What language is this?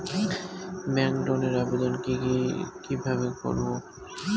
Bangla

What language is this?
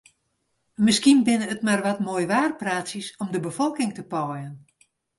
Western Frisian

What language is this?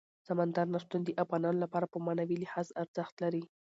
Pashto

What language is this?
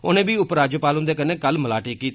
Dogri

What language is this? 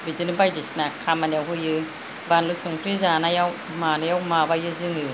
Bodo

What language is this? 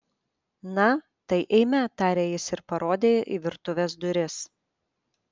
Lithuanian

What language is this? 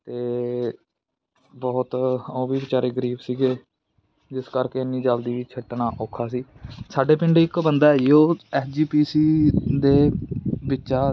Punjabi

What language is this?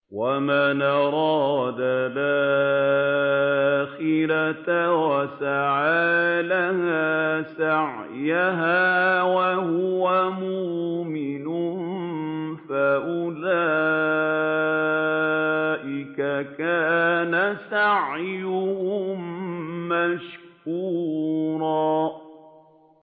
Arabic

